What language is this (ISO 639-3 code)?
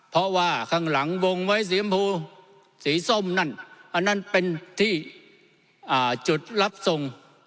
tha